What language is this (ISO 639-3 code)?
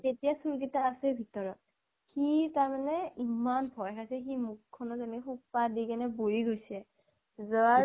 asm